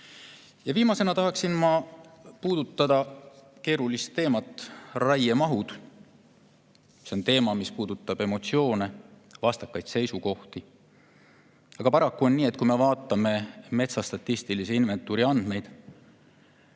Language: Estonian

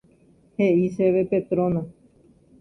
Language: Guarani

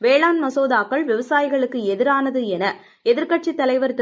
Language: Tamil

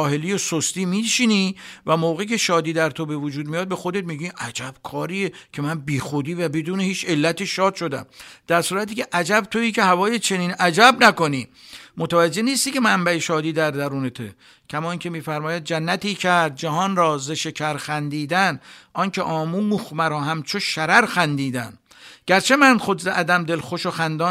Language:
Persian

